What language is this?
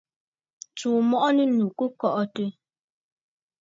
Bafut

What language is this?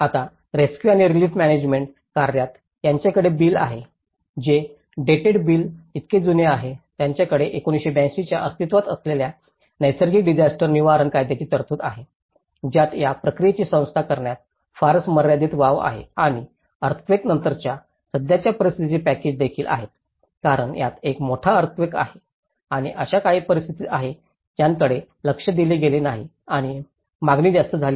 Marathi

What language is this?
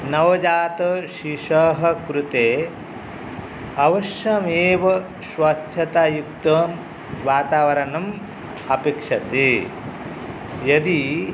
Sanskrit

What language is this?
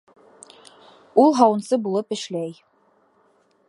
Bashkir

